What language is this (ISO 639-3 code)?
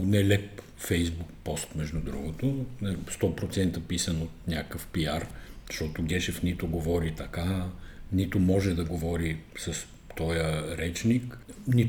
bul